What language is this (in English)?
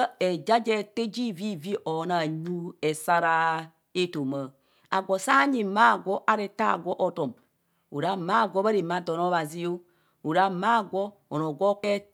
Kohumono